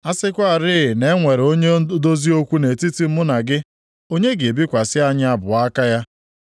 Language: Igbo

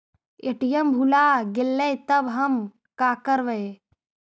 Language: Magahi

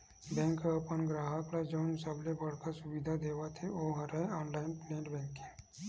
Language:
Chhattisgarhi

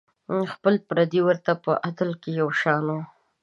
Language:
Pashto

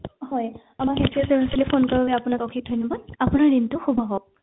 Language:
Assamese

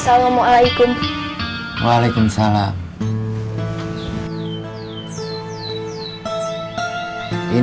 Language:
Indonesian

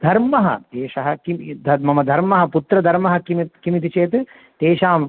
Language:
Sanskrit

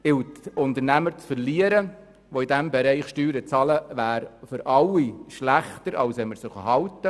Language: Swiss German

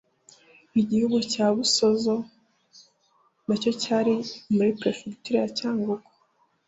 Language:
Kinyarwanda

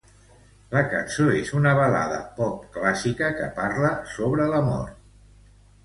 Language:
Catalan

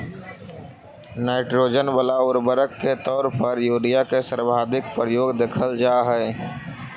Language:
Magahi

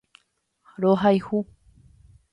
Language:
Guarani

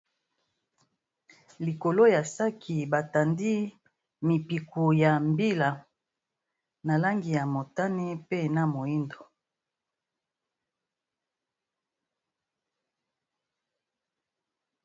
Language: Lingala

